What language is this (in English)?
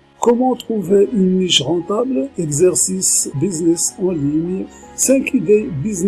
French